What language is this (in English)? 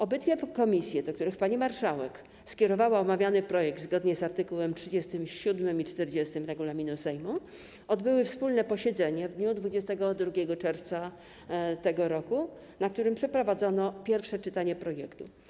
Polish